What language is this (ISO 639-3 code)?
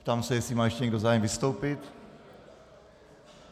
ces